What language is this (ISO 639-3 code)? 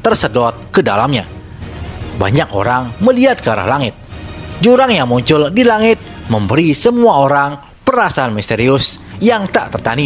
ind